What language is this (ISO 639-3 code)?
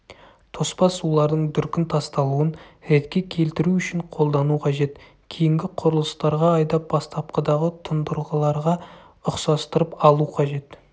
kaz